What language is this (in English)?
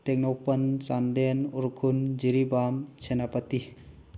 Manipuri